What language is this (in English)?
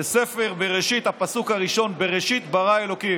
Hebrew